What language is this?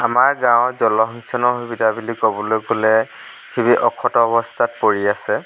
Assamese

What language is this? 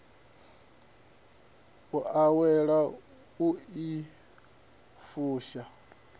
Venda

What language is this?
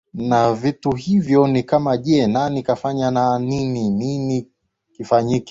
Swahili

